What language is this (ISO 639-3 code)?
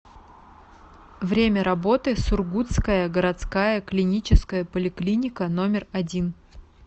rus